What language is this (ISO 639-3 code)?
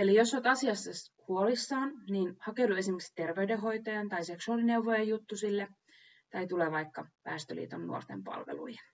fin